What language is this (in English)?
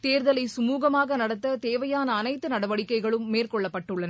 Tamil